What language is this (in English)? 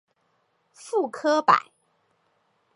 Chinese